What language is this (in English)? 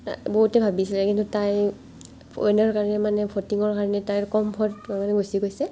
Assamese